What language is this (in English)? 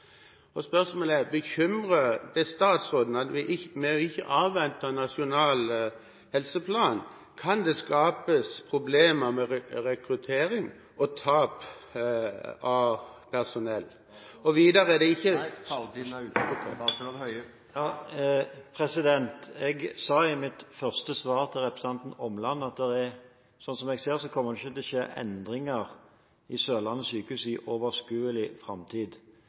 Norwegian